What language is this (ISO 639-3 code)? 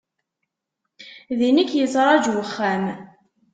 kab